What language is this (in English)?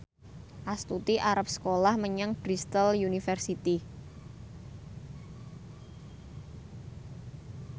Javanese